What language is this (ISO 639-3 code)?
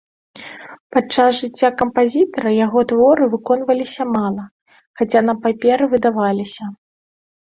bel